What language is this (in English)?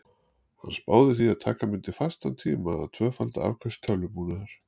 Icelandic